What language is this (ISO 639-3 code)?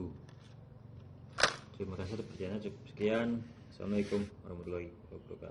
ind